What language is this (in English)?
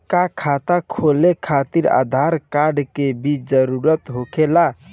Bhojpuri